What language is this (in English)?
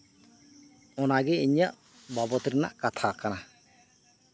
Santali